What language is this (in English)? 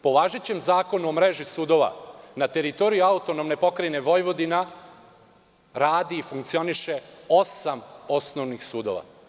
Serbian